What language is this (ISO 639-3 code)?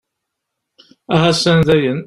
kab